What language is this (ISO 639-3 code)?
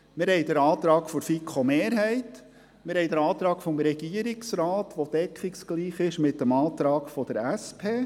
gsw